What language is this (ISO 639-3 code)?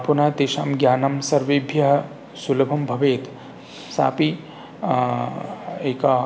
san